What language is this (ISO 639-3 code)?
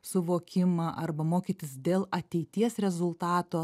lit